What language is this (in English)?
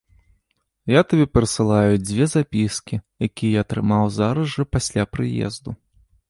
Belarusian